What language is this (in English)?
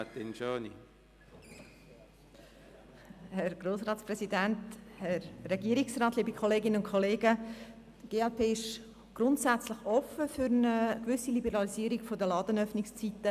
Swiss German